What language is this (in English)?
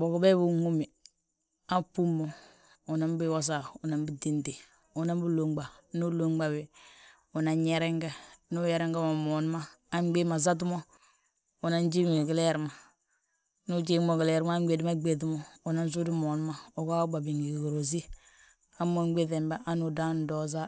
Balanta-Ganja